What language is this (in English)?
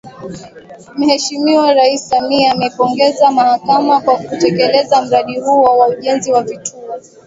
Swahili